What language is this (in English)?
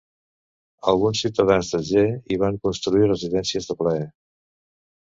Catalan